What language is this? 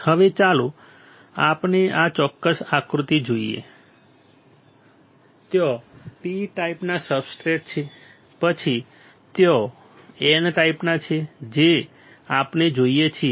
Gujarati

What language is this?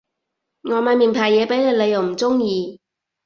Cantonese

